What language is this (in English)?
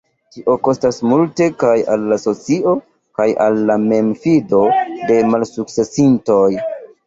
Esperanto